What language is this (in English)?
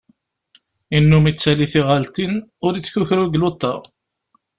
Kabyle